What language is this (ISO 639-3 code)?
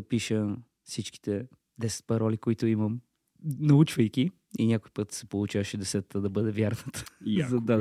bul